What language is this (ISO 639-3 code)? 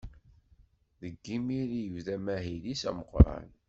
kab